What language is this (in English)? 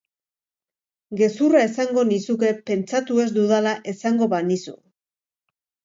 Basque